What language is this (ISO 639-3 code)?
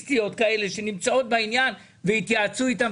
heb